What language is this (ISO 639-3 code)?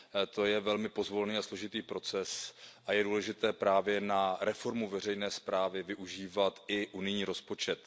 ces